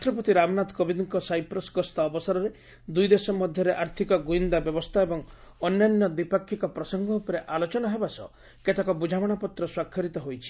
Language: Odia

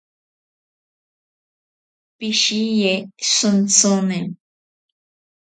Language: Ashéninka Perené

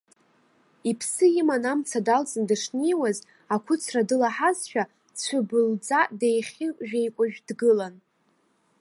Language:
Abkhazian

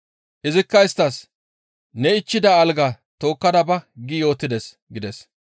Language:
Gamo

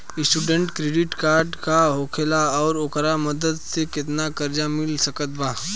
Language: Bhojpuri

